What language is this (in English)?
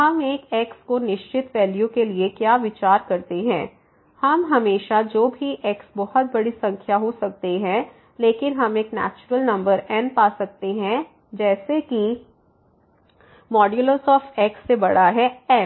Hindi